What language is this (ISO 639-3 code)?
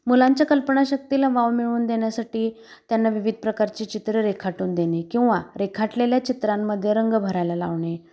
mar